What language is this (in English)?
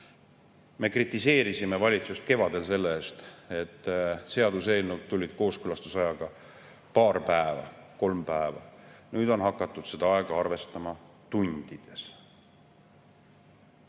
Estonian